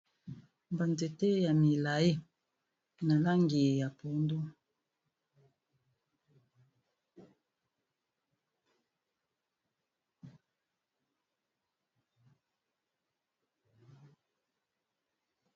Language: Lingala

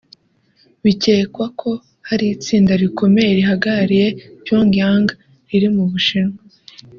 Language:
Kinyarwanda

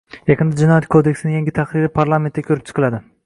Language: Uzbek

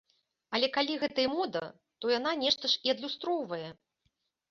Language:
Belarusian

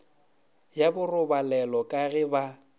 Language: Northern Sotho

